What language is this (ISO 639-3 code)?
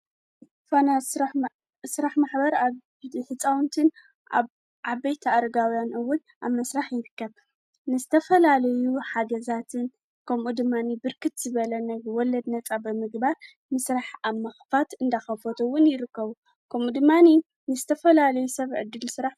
tir